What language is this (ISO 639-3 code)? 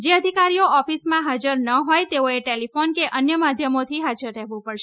guj